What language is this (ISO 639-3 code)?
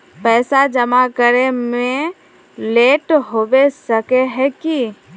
mag